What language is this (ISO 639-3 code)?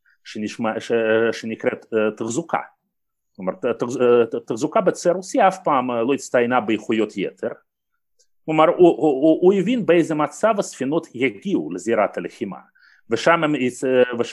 heb